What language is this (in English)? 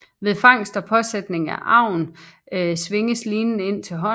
Danish